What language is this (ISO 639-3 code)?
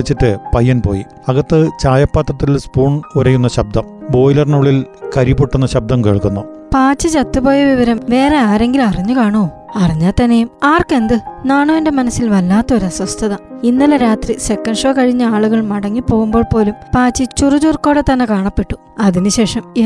mal